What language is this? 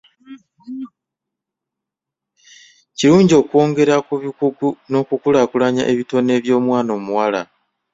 Ganda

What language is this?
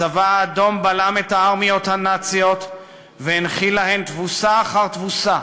Hebrew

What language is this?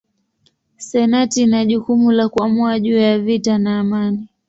Swahili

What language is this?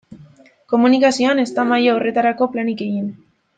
Basque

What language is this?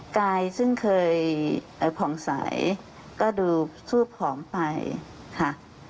Thai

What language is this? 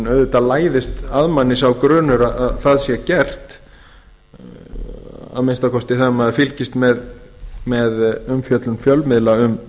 Icelandic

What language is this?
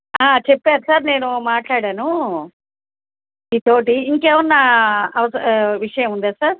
Telugu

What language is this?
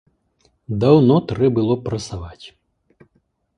Belarusian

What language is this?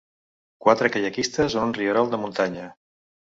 Catalan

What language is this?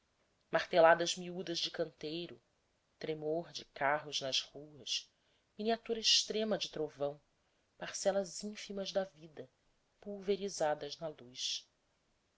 Portuguese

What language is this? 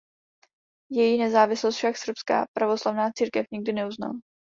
Czech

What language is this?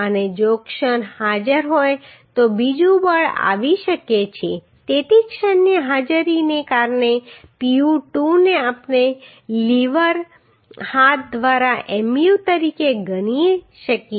Gujarati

